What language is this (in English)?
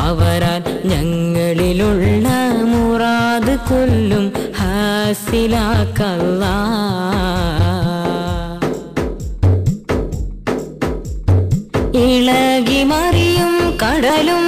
Malayalam